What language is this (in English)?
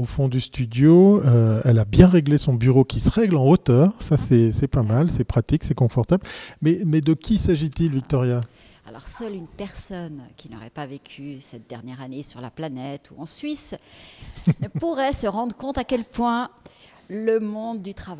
French